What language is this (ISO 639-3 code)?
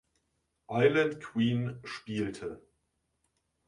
deu